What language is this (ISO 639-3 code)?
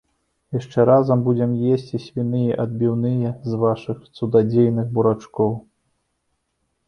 bel